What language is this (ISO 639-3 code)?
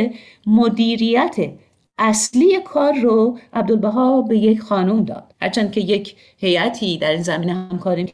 fas